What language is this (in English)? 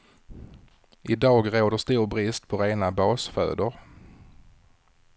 Swedish